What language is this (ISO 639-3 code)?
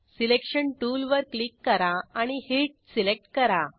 mar